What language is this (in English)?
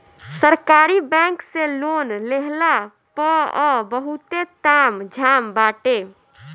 Bhojpuri